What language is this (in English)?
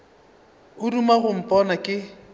Northern Sotho